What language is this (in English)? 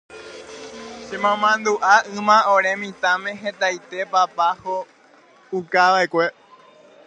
Guarani